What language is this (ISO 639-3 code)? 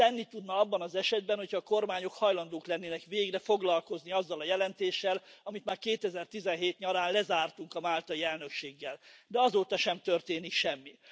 hun